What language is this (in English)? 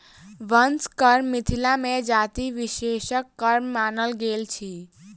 Maithili